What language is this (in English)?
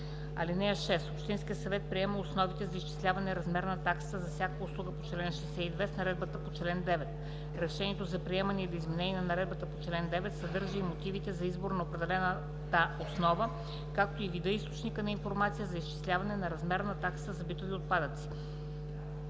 Bulgarian